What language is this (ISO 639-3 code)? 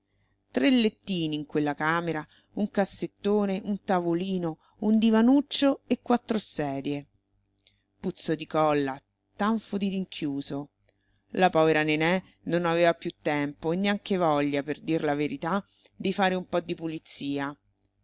ita